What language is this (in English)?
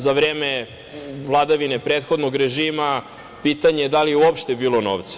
Serbian